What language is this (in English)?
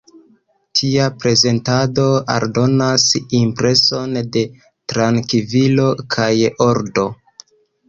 Esperanto